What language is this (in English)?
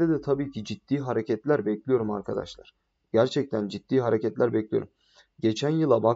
Turkish